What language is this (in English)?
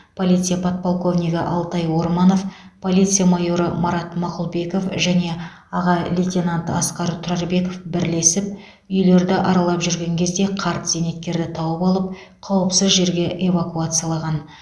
Kazakh